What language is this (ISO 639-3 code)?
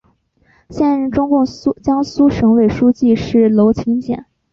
zho